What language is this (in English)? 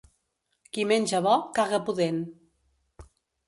Catalan